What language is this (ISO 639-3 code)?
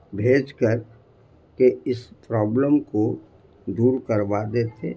urd